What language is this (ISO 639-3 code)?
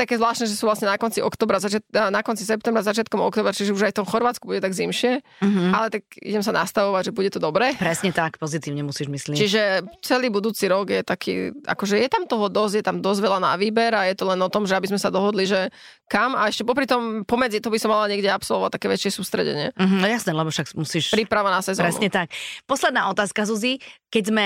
slk